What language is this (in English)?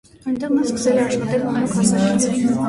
Armenian